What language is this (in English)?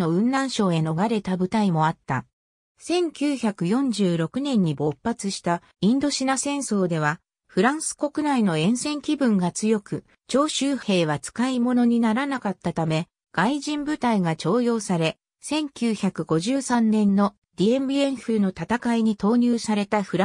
Japanese